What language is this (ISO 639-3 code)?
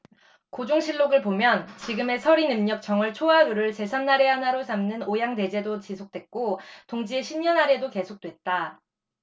kor